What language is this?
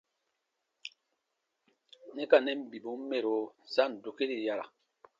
Baatonum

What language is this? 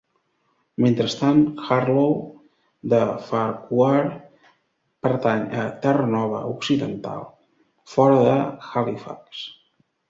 Catalan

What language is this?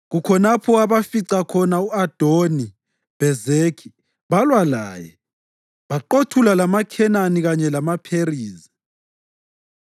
North Ndebele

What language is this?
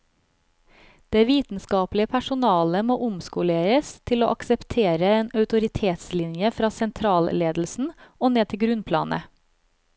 Norwegian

